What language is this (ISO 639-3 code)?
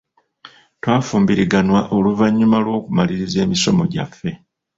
lug